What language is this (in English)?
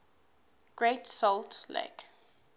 English